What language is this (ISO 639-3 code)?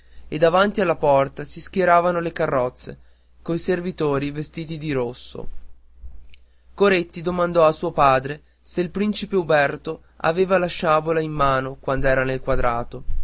ita